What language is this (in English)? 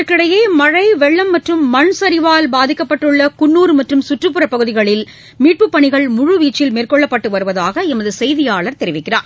Tamil